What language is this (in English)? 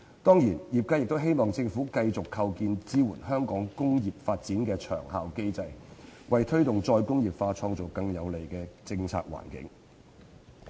Cantonese